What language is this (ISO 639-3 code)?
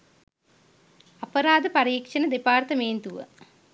sin